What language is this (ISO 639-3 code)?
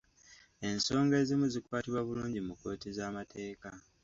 lug